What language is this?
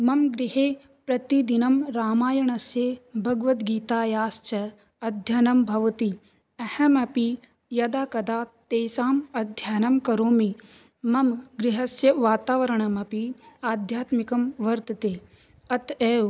Sanskrit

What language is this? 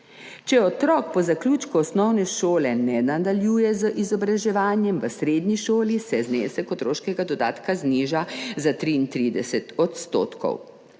Slovenian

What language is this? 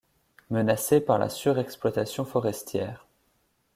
French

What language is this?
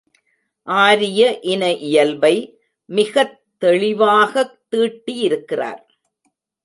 Tamil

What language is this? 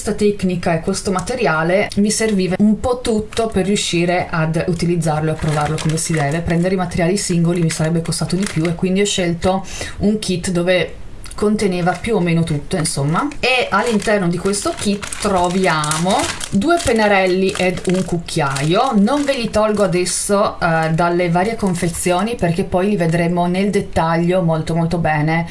Italian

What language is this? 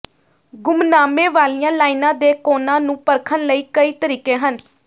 Punjabi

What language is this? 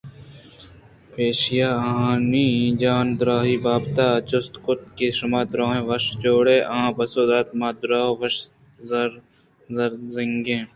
Eastern Balochi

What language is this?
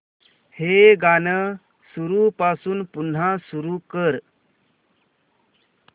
Marathi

